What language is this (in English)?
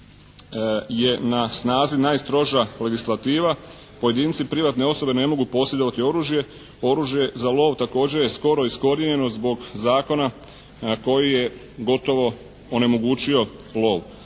Croatian